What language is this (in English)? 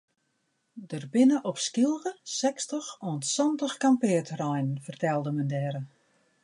Western Frisian